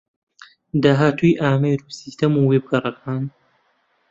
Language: Central Kurdish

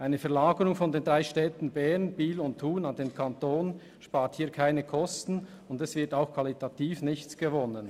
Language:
Swiss German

